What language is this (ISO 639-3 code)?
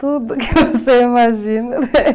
por